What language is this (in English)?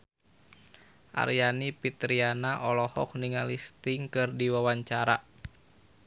Sundanese